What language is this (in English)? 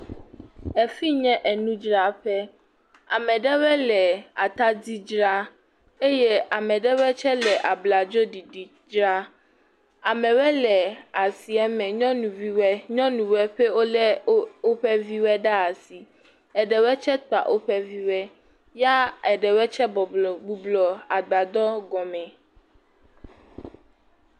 Ewe